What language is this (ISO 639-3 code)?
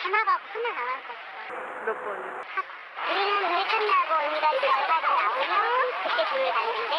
kor